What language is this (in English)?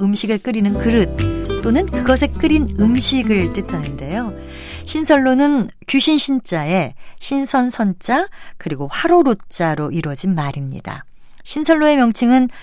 Korean